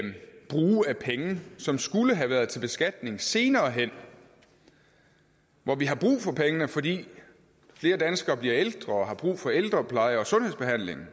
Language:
Danish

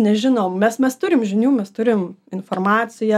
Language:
Lithuanian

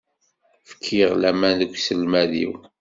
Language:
Kabyle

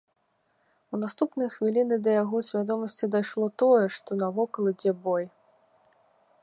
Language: Belarusian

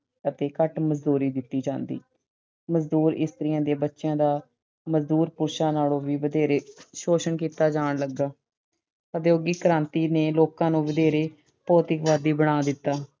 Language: Punjabi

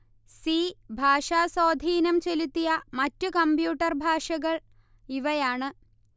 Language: Malayalam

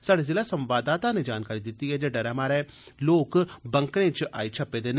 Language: Dogri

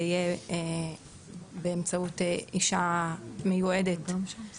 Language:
Hebrew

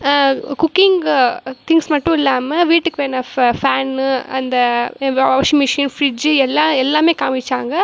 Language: Tamil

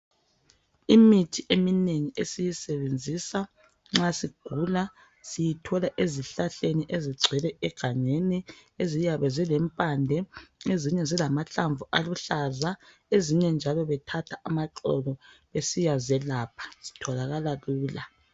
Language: North Ndebele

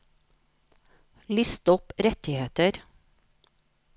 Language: Norwegian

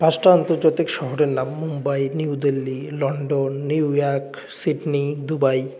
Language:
Bangla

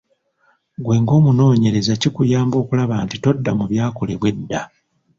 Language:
Ganda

